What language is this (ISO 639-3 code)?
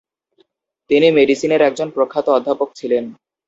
ben